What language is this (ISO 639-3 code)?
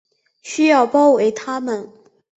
zho